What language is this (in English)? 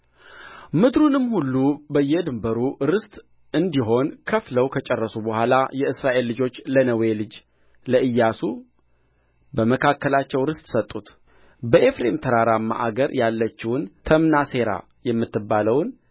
Amharic